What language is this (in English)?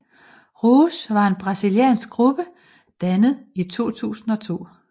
Danish